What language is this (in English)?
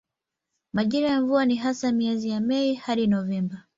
Swahili